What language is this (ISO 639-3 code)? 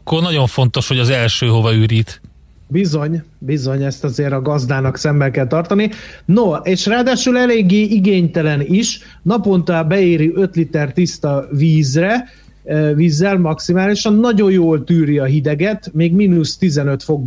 hun